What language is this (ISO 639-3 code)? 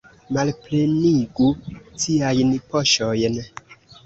epo